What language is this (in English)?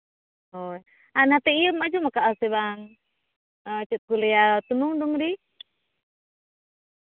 Santali